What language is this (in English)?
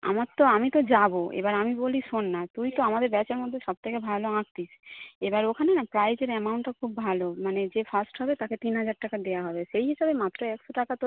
Bangla